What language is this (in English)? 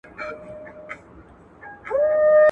Pashto